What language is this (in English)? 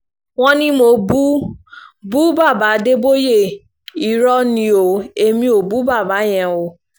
Yoruba